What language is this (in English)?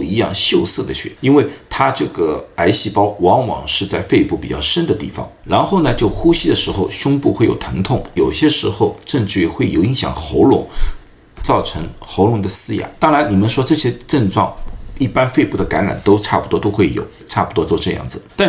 Chinese